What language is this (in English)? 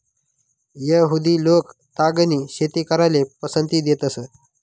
Marathi